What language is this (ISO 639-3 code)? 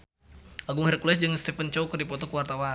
sun